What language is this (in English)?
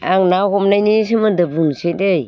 Bodo